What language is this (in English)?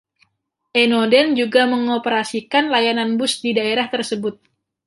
Indonesian